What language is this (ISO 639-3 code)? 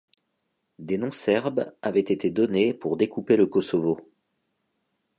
fra